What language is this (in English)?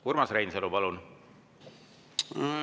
Estonian